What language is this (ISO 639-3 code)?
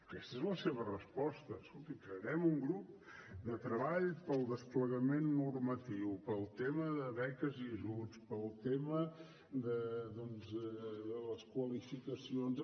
cat